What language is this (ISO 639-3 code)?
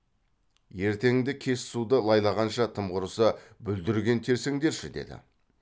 kaz